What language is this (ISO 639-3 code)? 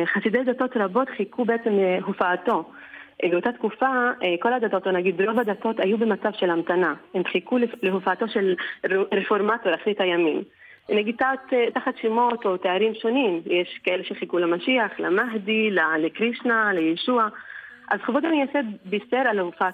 heb